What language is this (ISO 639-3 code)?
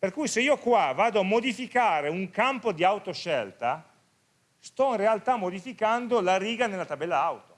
ita